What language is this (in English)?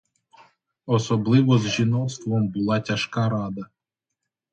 Ukrainian